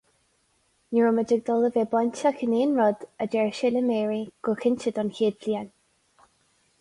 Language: Irish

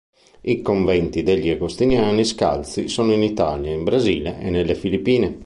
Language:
Italian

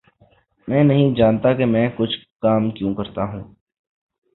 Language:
Urdu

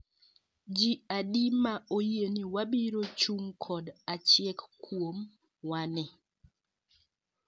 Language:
Luo (Kenya and Tanzania)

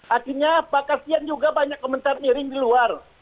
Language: Indonesian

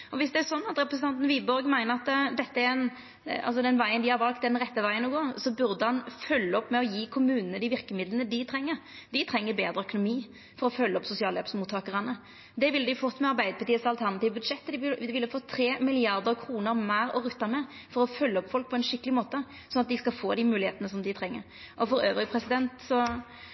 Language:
Norwegian Nynorsk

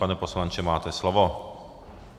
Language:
Czech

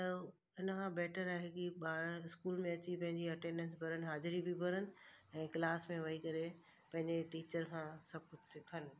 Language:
Sindhi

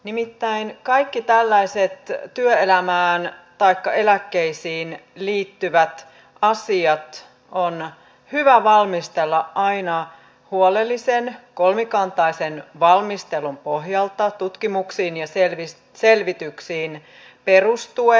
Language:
Finnish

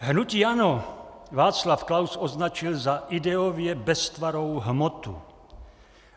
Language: Czech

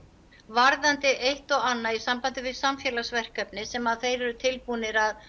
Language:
Icelandic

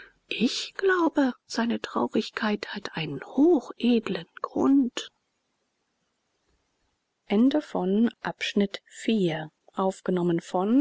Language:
German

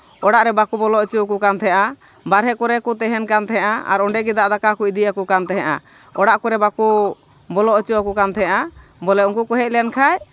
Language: Santali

